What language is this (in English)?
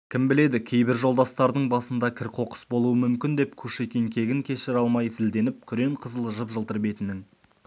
Kazakh